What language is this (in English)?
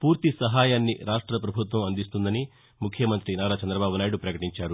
Telugu